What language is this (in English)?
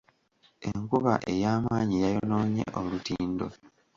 Ganda